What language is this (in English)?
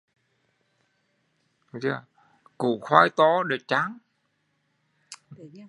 Vietnamese